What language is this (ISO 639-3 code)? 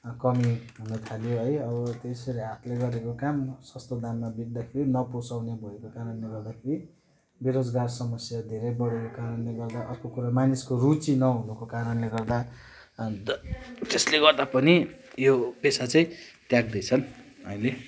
nep